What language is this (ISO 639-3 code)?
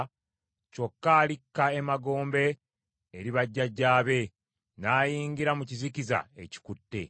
lug